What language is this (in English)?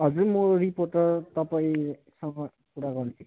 Nepali